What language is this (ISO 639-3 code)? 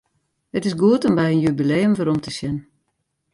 fry